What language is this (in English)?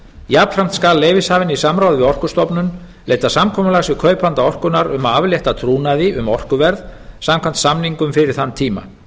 Icelandic